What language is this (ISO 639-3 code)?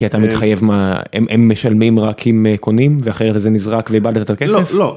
heb